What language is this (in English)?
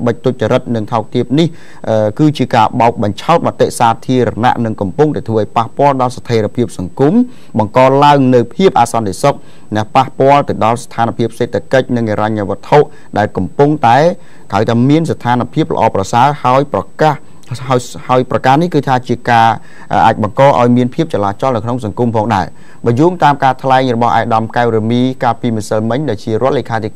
Thai